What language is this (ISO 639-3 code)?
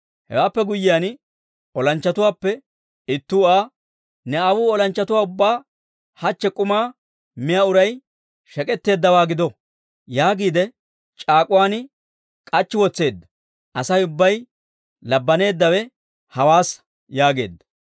dwr